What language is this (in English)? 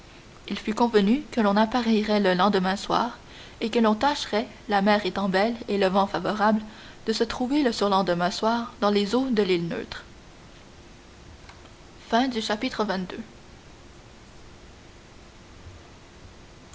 French